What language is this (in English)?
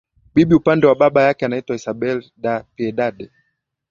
Swahili